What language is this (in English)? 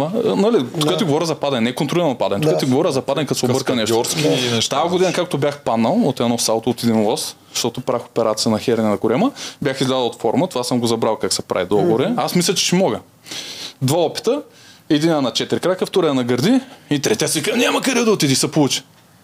Bulgarian